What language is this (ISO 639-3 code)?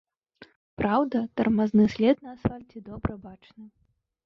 bel